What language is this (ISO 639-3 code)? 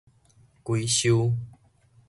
nan